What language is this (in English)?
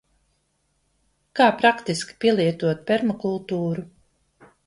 Latvian